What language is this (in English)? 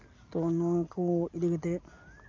Santali